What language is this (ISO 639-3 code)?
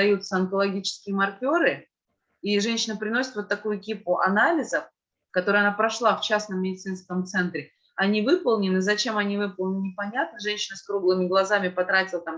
rus